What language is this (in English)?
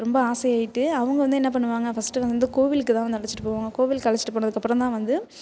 Tamil